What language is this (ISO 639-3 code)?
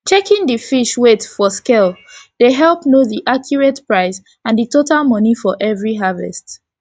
pcm